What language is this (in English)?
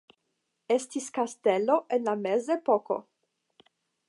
Esperanto